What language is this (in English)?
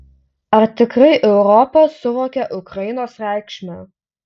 Lithuanian